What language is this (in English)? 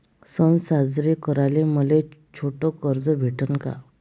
Marathi